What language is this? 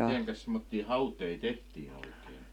Finnish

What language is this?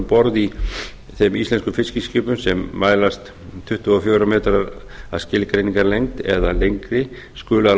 Icelandic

